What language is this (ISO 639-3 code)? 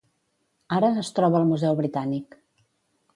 cat